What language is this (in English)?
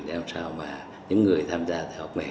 Vietnamese